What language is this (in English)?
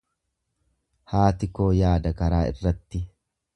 Oromo